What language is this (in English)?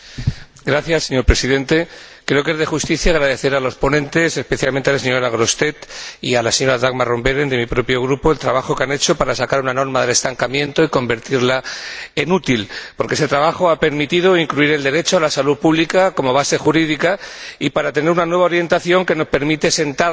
Spanish